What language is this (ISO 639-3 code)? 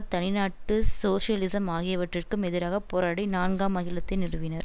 tam